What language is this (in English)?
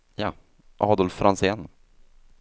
Swedish